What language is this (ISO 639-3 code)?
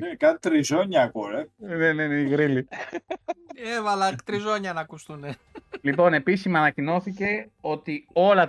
ell